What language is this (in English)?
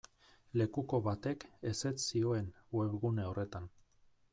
Basque